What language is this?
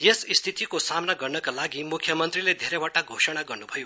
Nepali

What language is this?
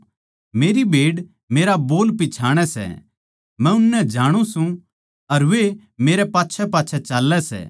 Haryanvi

